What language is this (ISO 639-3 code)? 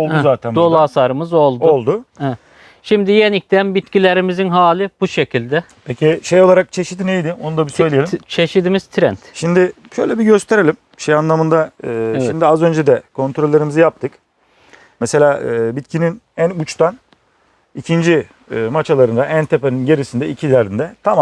tur